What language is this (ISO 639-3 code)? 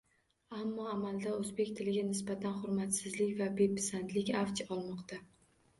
uzb